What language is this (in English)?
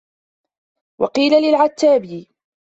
Arabic